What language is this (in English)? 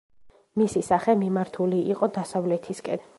Georgian